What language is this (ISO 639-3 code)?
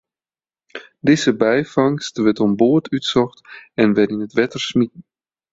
fry